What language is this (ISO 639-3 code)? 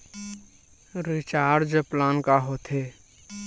hne